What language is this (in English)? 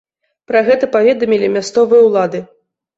Belarusian